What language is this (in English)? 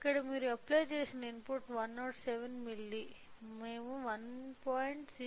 Telugu